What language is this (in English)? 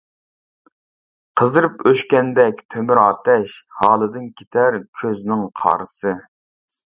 Uyghur